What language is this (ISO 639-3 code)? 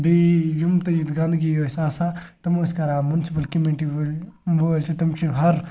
kas